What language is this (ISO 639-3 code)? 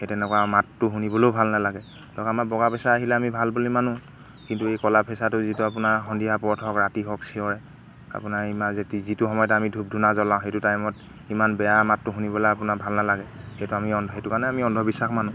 asm